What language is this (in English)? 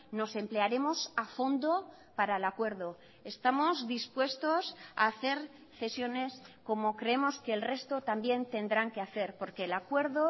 Spanish